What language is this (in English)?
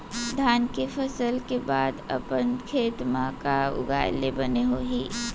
Chhattisgarhi